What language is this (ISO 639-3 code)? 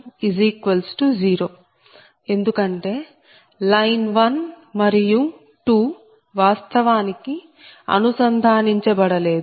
tel